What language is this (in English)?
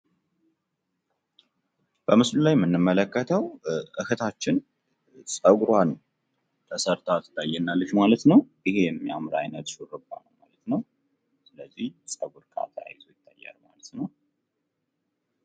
Amharic